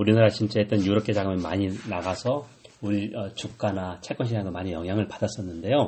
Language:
Korean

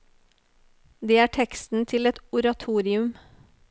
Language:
Norwegian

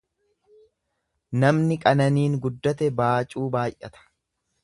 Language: Oromo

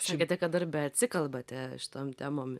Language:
Lithuanian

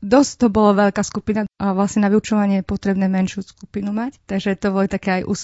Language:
Slovak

